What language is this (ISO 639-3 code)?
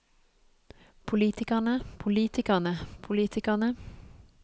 nor